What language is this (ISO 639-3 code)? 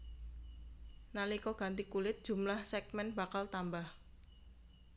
jav